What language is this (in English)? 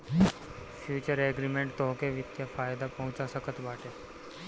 Bhojpuri